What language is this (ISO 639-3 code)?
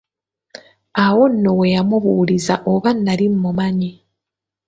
lug